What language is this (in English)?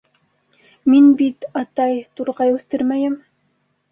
Bashkir